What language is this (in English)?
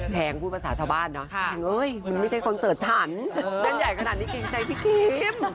Thai